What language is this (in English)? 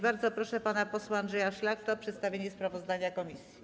Polish